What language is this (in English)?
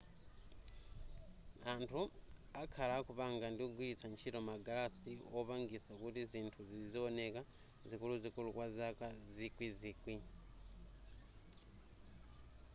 Nyanja